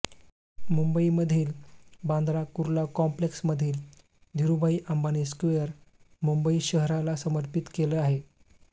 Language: Marathi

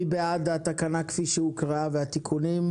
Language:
Hebrew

